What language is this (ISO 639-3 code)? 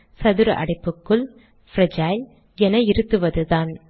tam